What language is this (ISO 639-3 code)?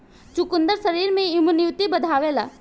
bho